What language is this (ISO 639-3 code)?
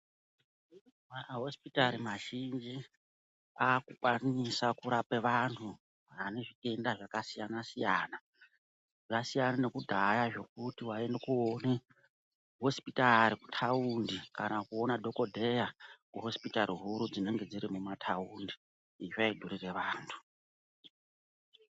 ndc